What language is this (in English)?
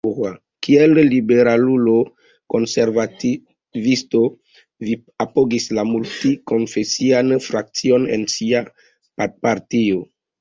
Esperanto